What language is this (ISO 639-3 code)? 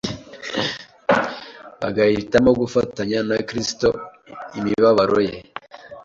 kin